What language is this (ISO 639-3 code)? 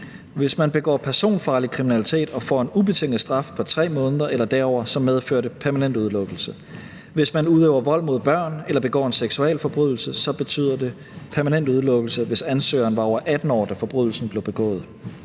dan